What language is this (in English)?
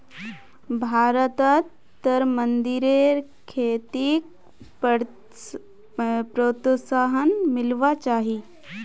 Magahi